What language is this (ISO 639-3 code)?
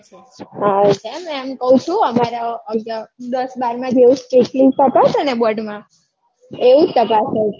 guj